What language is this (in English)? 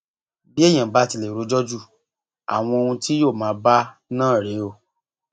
Yoruba